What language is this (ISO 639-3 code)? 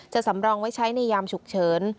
tha